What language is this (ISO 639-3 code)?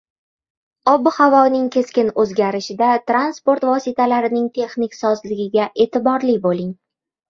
uzb